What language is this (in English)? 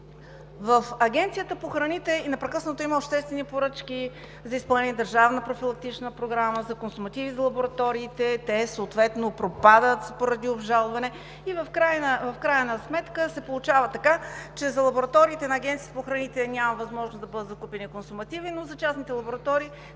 Bulgarian